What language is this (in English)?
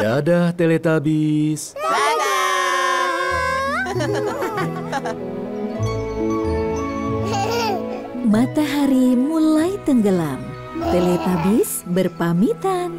Indonesian